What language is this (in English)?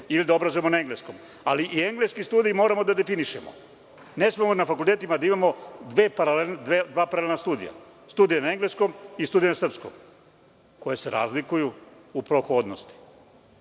Serbian